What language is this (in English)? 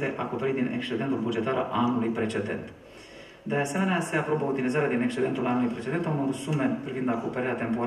Romanian